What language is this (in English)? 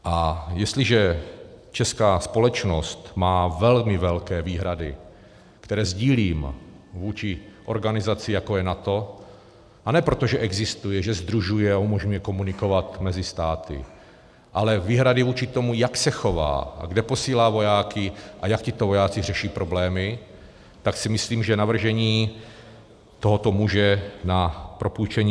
Czech